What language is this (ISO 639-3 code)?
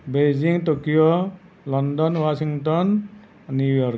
asm